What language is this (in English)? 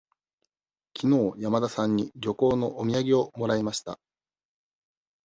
Japanese